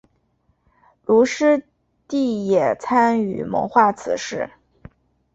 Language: Chinese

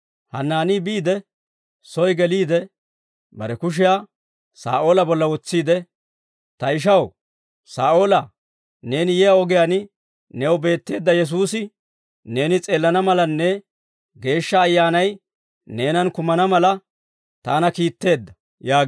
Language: Dawro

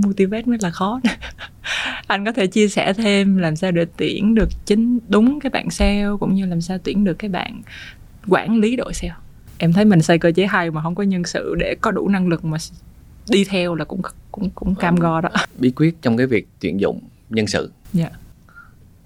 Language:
Vietnamese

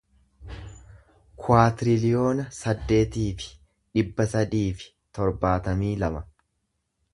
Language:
Oromo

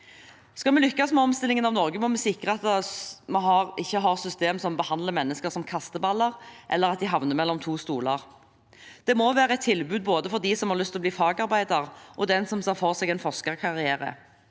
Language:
Norwegian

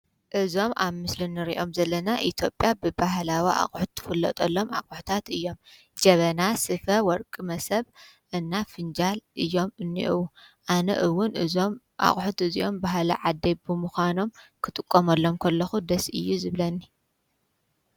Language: Tigrinya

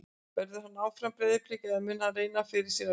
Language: Icelandic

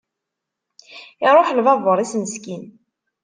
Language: Kabyle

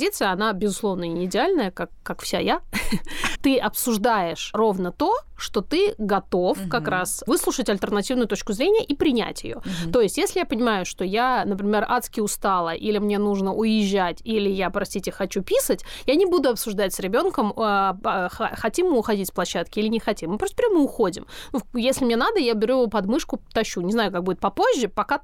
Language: Russian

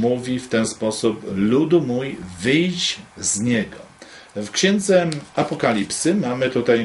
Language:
Polish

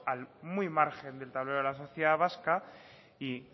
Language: Spanish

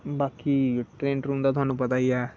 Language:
Dogri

